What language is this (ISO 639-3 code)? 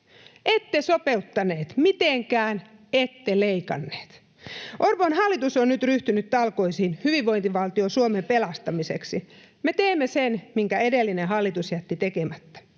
fin